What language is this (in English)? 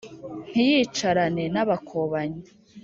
Kinyarwanda